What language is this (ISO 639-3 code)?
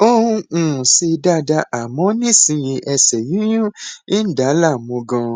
yor